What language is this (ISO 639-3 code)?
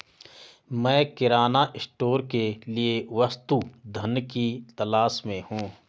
hin